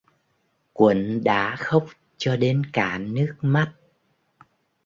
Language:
Vietnamese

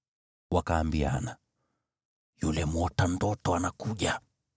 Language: Swahili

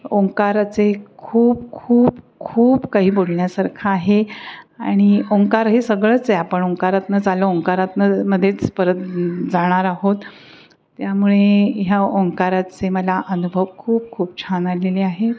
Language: Marathi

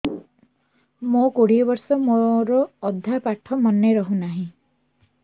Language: Odia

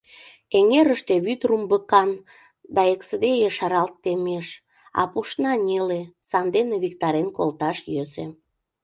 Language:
Mari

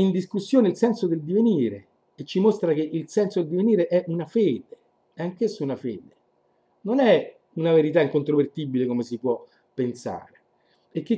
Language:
Italian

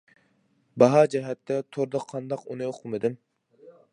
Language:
Uyghur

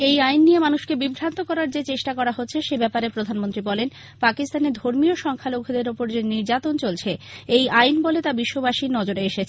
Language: Bangla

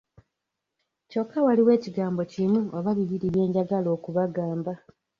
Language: Ganda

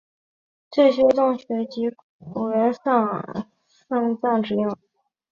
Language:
Chinese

